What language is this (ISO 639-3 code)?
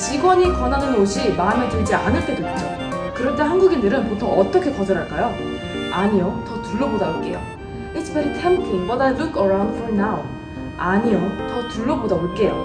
kor